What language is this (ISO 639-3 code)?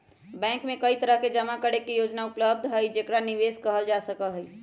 mag